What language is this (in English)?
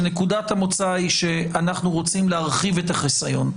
Hebrew